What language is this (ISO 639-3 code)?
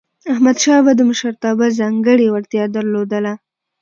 pus